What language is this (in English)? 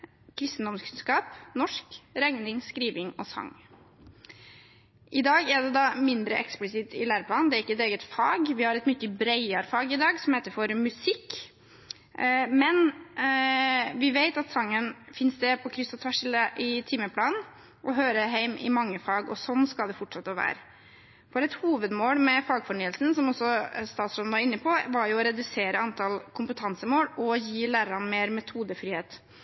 Norwegian Bokmål